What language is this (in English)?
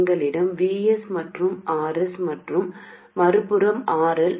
Tamil